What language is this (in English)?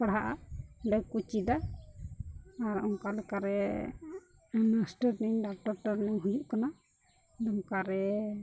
Santali